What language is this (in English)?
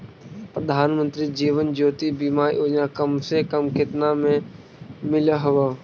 Magahi